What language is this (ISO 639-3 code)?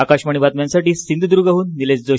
mar